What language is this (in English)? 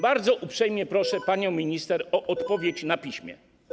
Polish